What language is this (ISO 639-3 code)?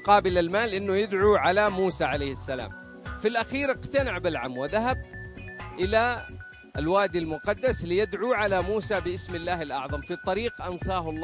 ara